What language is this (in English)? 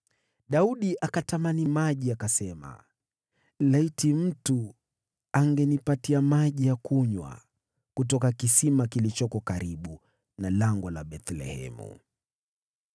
Swahili